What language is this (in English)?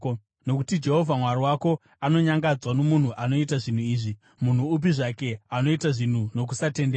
Shona